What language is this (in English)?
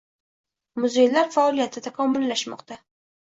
Uzbek